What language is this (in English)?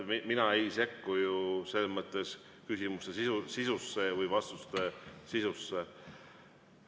Estonian